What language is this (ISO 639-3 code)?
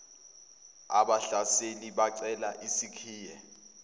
zul